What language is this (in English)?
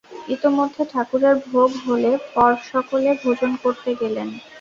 Bangla